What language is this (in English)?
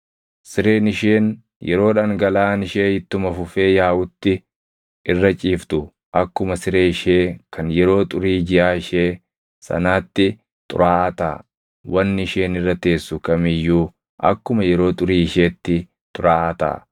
Oromo